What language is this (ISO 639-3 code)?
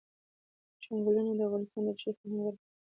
pus